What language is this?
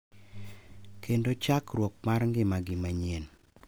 Luo (Kenya and Tanzania)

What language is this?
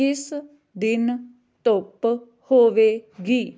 Punjabi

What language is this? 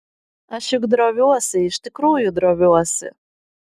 Lithuanian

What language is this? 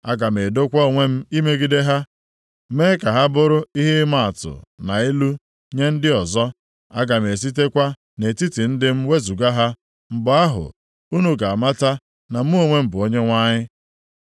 Igbo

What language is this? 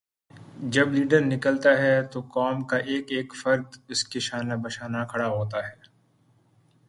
Urdu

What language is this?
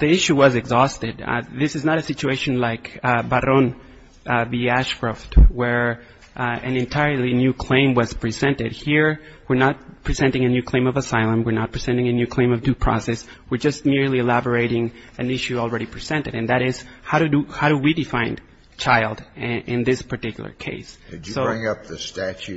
English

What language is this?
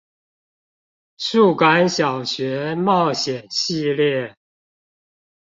Chinese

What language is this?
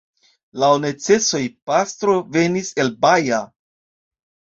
Esperanto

